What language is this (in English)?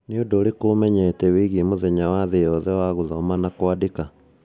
Kikuyu